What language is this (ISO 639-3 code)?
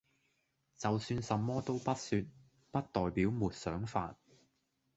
yue